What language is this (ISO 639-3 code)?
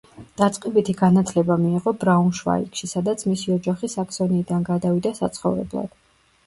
kat